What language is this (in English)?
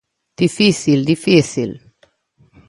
Galician